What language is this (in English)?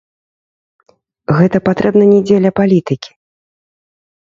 Belarusian